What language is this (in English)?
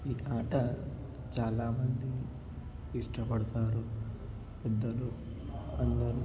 Telugu